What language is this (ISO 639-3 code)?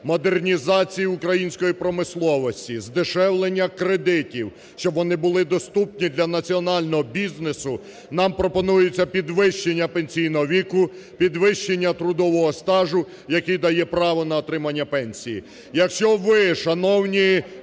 ukr